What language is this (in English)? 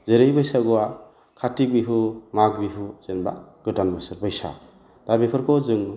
Bodo